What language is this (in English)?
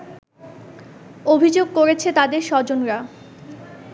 Bangla